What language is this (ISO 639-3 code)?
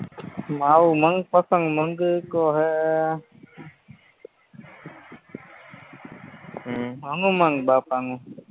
guj